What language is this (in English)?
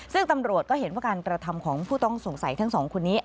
Thai